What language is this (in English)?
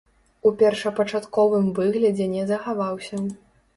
Belarusian